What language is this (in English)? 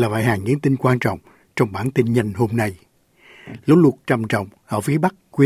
Vietnamese